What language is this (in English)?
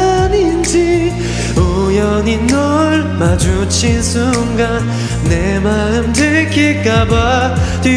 Korean